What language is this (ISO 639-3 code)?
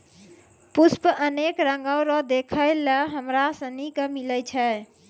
mai